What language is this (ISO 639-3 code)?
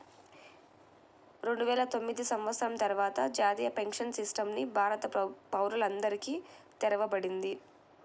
tel